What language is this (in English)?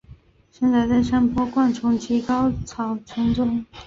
Chinese